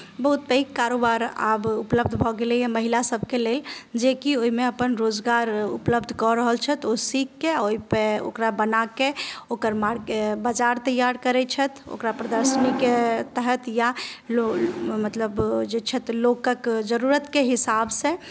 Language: Maithili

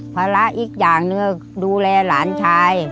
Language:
Thai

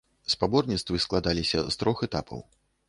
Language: Belarusian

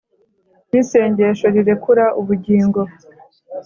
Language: Kinyarwanda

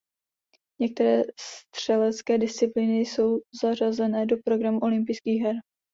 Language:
Czech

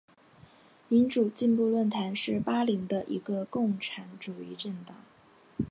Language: Chinese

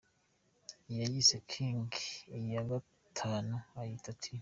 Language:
Kinyarwanda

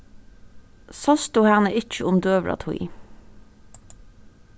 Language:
Faroese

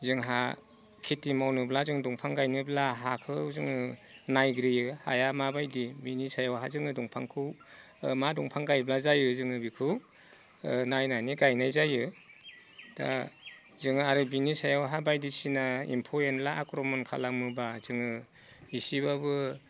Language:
Bodo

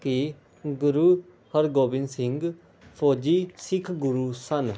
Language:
Punjabi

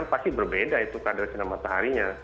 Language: Indonesian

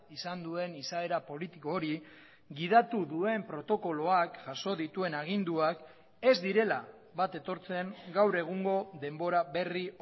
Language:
Basque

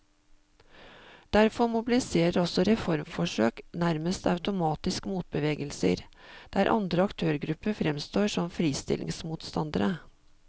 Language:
Norwegian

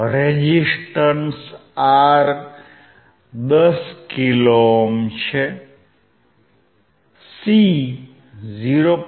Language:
Gujarati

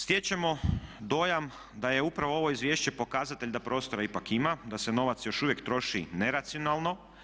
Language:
Croatian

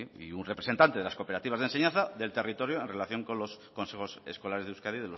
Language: Spanish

